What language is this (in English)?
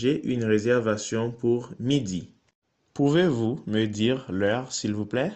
French